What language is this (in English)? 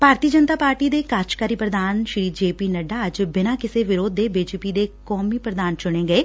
Punjabi